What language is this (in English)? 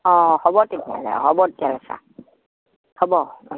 Assamese